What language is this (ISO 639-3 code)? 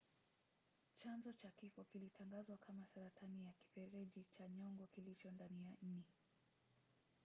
swa